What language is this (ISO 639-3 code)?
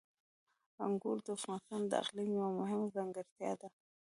pus